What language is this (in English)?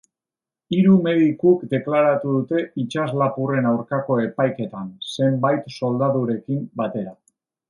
Basque